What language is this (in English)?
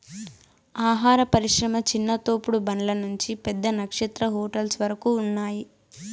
Telugu